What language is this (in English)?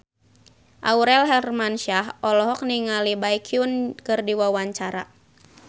Sundanese